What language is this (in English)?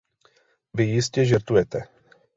Czech